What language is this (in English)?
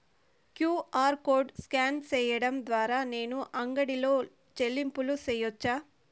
Telugu